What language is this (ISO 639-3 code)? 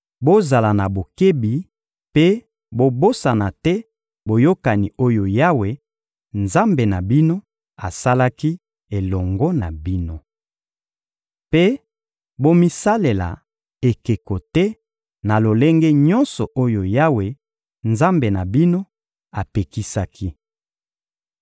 lin